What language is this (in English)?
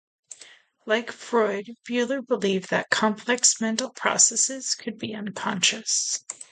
English